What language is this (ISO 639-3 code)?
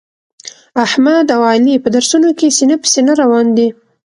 pus